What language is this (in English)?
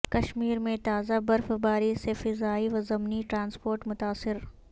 Urdu